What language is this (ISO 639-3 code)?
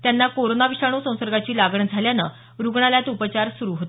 mar